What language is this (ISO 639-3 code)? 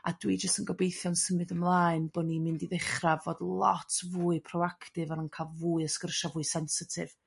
cym